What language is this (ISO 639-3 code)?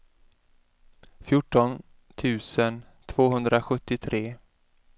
swe